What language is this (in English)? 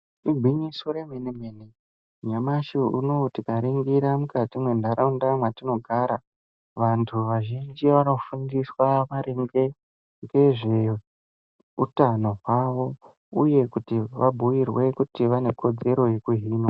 Ndau